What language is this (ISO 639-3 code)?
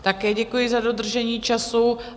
ces